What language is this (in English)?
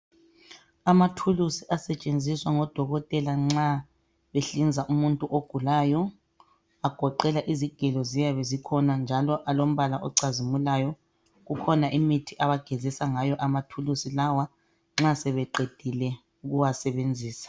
North Ndebele